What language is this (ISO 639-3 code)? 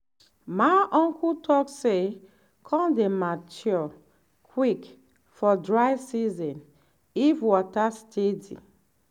pcm